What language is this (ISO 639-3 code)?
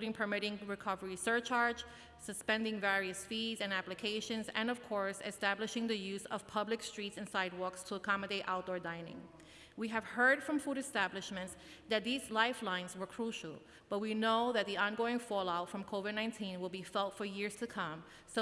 eng